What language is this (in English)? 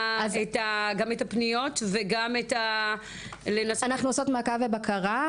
Hebrew